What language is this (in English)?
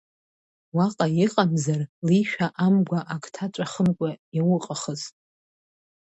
Abkhazian